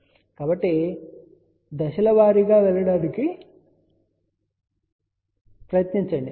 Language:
Telugu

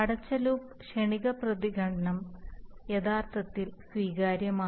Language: Malayalam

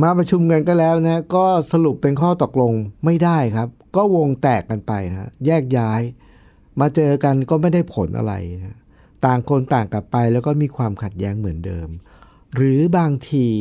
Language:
Thai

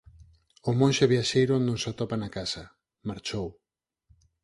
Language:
Galician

